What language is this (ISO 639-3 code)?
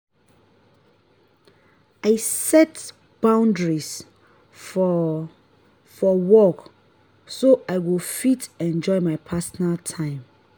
pcm